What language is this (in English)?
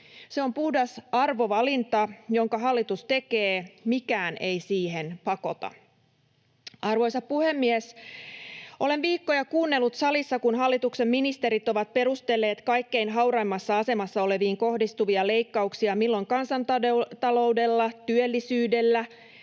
Finnish